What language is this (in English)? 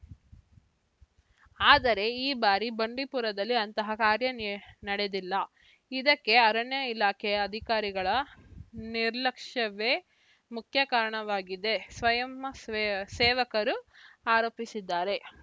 Kannada